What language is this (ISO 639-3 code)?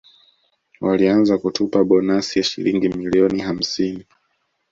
swa